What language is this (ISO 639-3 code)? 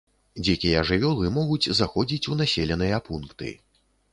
bel